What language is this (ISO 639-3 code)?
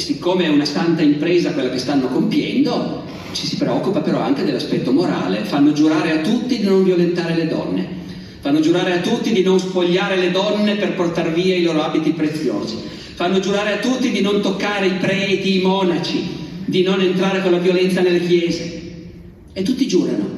ita